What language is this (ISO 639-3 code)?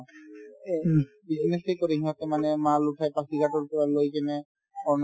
asm